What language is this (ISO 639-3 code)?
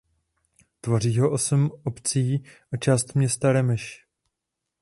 ces